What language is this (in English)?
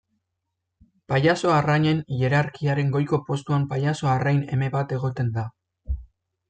Basque